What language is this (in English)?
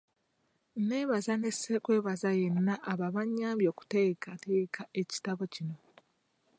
Ganda